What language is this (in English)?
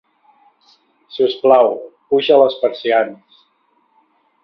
Catalan